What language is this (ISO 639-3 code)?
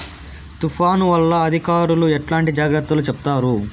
tel